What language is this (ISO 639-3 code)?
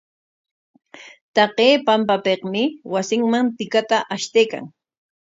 qwa